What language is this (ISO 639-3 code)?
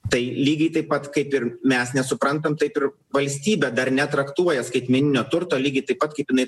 lit